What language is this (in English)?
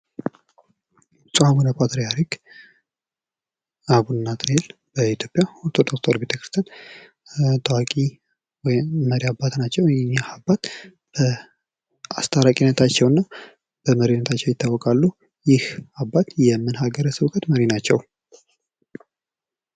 Amharic